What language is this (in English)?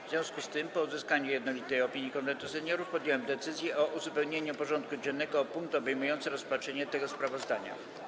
Polish